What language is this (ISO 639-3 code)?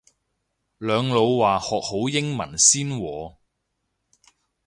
yue